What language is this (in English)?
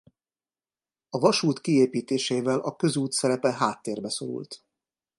Hungarian